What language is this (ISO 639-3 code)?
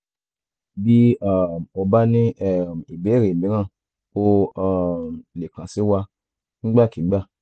yor